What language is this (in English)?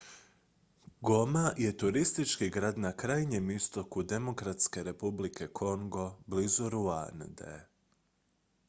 Croatian